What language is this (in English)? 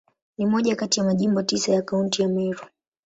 Swahili